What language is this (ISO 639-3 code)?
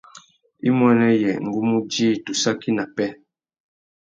bag